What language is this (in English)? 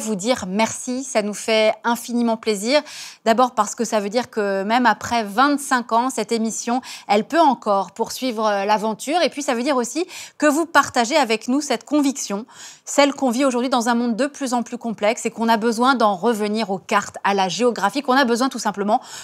French